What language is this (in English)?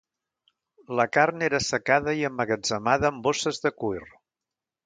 Catalan